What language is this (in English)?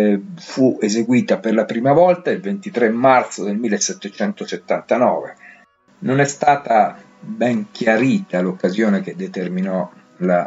Italian